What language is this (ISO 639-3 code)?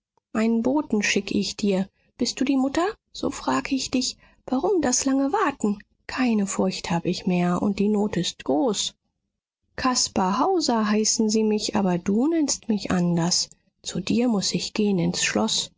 deu